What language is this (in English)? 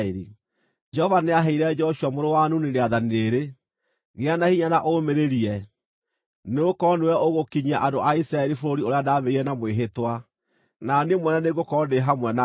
Kikuyu